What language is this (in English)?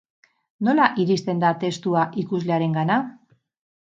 Basque